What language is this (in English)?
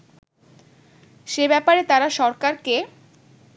Bangla